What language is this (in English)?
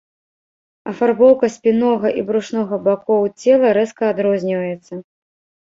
Belarusian